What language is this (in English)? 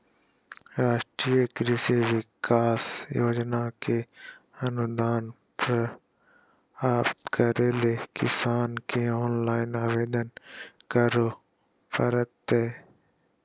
Magahi